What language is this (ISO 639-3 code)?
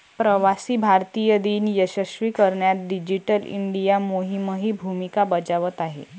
mar